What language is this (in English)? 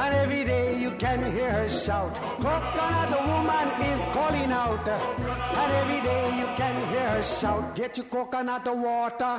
French